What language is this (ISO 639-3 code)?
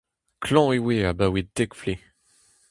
bre